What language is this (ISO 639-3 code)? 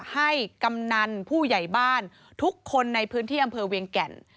tha